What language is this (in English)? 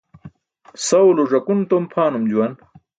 Burushaski